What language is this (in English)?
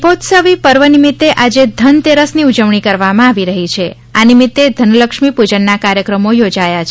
Gujarati